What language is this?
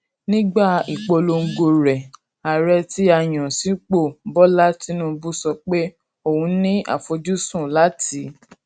Yoruba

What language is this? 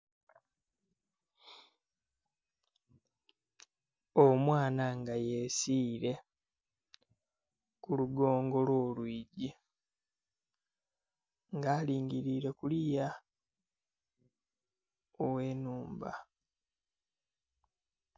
Soga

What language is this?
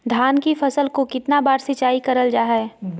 Magahi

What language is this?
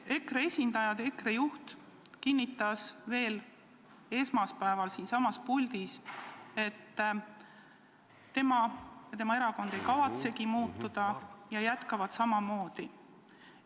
Estonian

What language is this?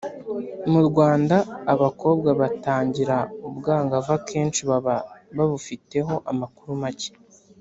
Kinyarwanda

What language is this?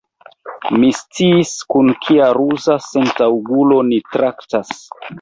Esperanto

